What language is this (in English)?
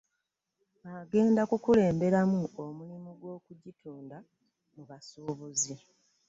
Ganda